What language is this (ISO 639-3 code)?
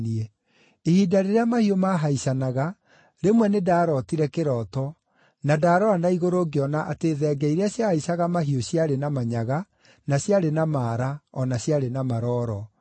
kik